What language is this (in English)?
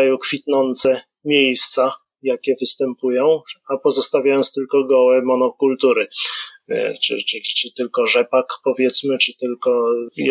Polish